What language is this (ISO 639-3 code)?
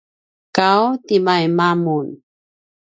pwn